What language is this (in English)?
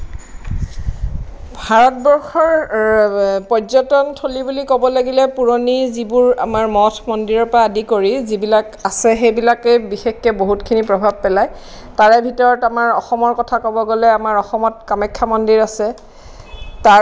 Assamese